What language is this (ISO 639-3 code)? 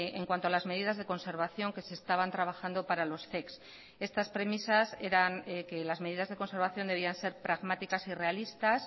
spa